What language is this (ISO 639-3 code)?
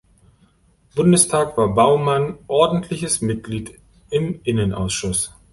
deu